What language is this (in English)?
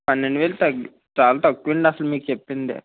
Telugu